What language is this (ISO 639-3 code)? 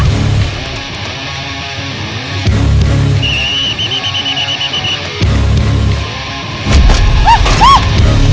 ind